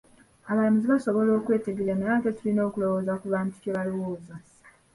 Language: Ganda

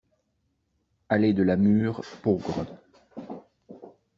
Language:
French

